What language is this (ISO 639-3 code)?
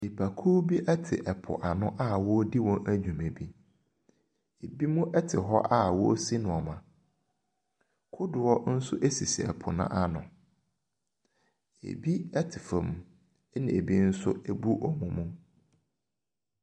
aka